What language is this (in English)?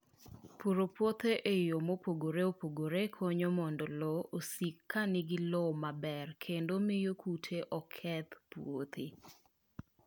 Luo (Kenya and Tanzania)